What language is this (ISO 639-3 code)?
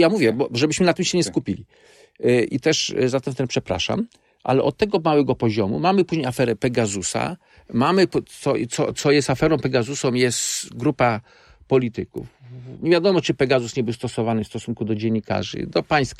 pol